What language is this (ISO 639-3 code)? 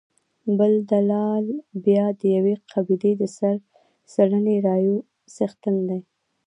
pus